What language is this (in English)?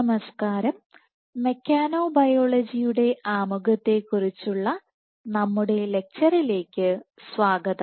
Malayalam